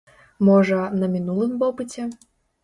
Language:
Belarusian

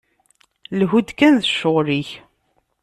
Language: Kabyle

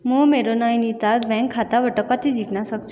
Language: Nepali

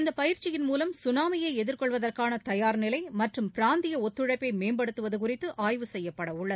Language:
Tamil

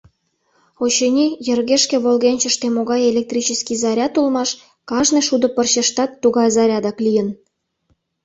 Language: Mari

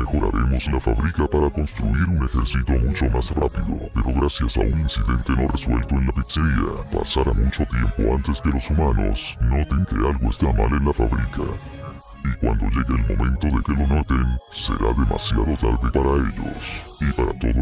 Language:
Spanish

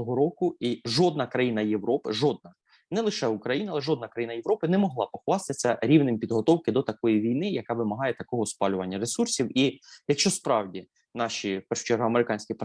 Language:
Ukrainian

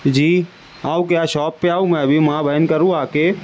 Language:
Urdu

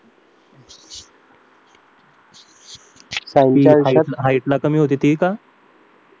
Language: Marathi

